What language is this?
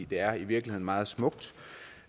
Danish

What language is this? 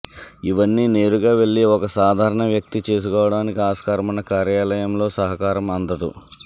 Telugu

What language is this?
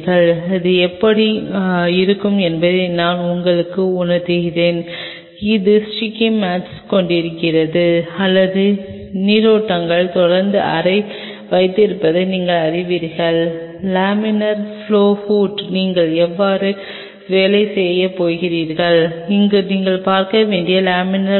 Tamil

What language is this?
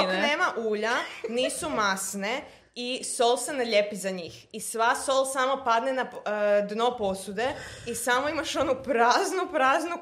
Croatian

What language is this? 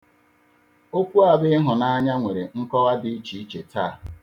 Igbo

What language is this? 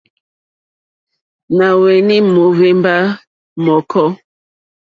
Mokpwe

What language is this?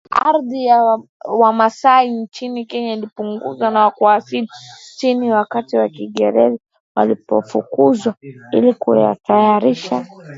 Swahili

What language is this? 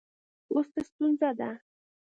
Pashto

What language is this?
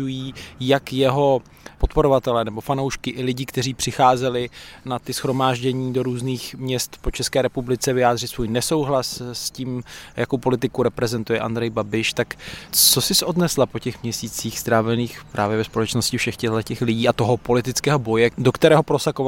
Czech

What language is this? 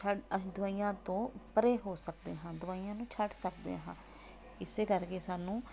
Punjabi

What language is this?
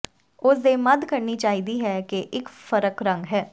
Punjabi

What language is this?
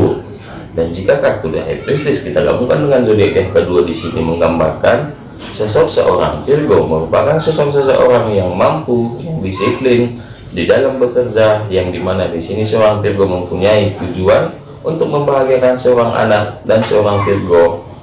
Indonesian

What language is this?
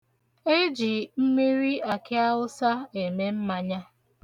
Igbo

